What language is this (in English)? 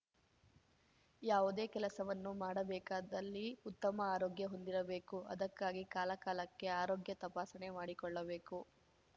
Kannada